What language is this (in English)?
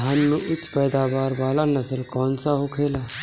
Bhojpuri